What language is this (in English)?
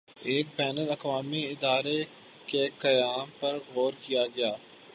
Urdu